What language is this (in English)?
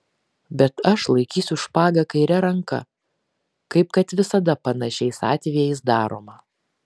Lithuanian